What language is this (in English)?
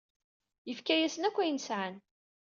Kabyle